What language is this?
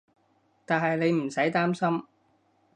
Cantonese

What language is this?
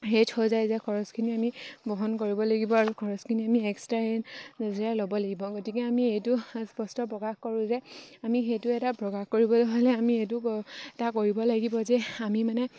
Assamese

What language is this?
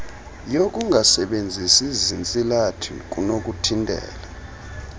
Xhosa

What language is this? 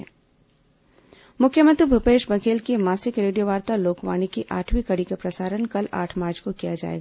Hindi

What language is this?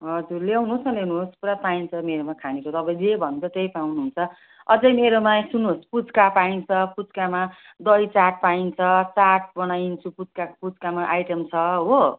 Nepali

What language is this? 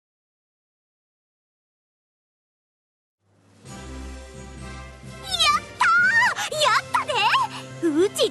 Japanese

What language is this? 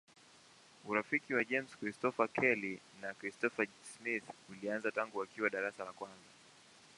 Swahili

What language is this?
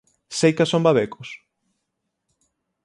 Galician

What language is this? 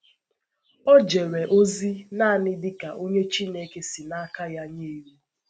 Igbo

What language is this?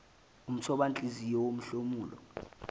Zulu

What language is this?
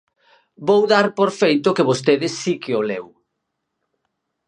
Galician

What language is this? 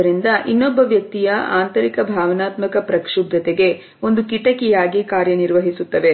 Kannada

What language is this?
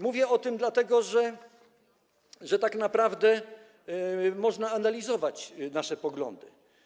Polish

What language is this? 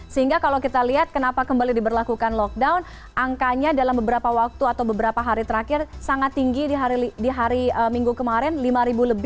Indonesian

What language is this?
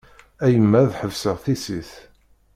Kabyle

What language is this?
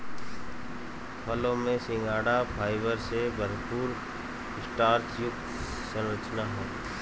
Hindi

